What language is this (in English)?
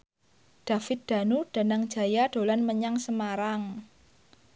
Javanese